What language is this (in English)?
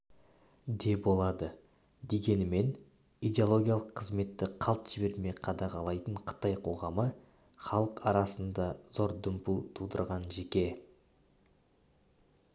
Kazakh